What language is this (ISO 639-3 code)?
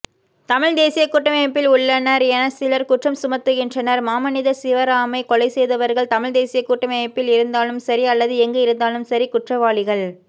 tam